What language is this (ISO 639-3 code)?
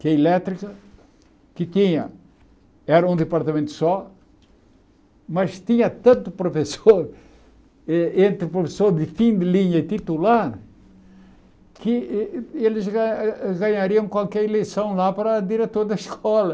por